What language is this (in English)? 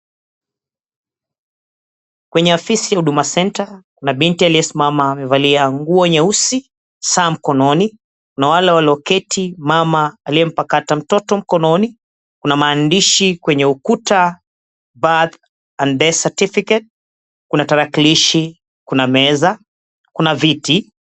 Swahili